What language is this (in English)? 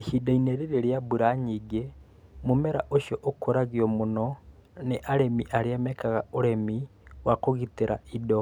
Kikuyu